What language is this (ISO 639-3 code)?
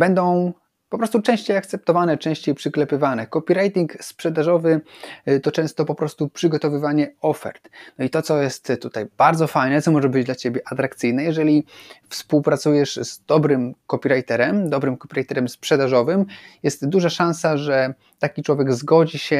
pol